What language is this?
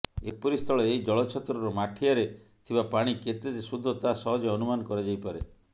Odia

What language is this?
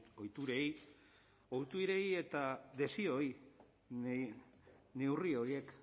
Basque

